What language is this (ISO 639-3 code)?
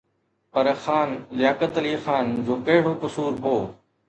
snd